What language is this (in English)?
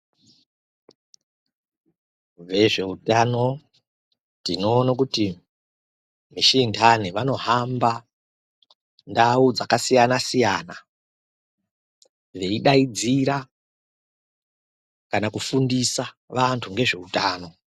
Ndau